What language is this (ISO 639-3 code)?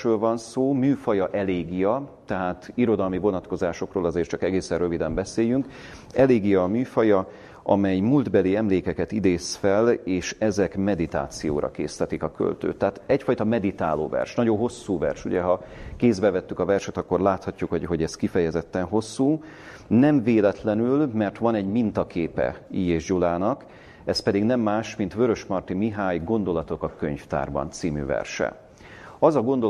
hun